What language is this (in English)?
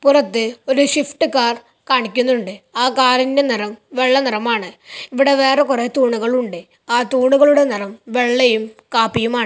Malayalam